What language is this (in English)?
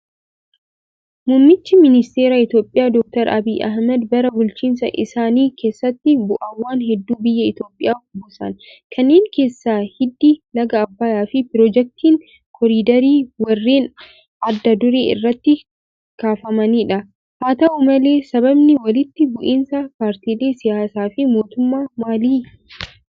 Oromo